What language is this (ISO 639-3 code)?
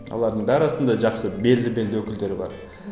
kaz